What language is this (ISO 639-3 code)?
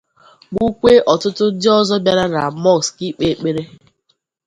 ibo